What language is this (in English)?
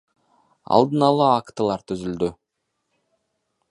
Kyrgyz